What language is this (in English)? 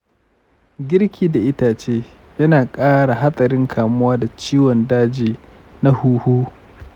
Hausa